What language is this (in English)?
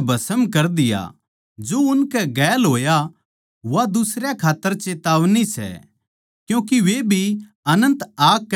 Haryanvi